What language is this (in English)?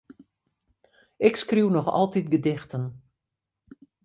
Western Frisian